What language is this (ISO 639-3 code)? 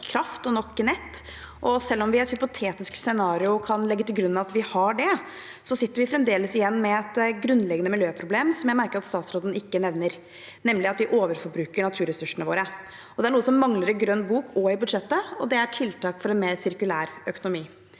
nor